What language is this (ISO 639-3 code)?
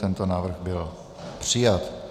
ces